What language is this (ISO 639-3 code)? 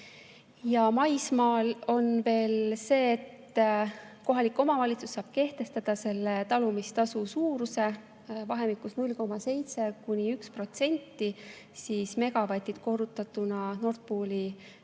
est